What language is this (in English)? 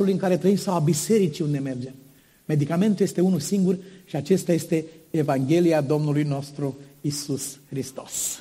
Romanian